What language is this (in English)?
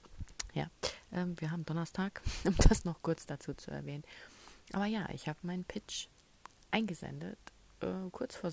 German